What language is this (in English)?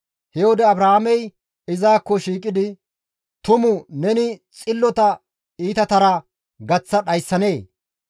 Gamo